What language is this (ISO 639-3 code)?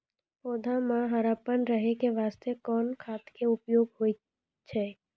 mai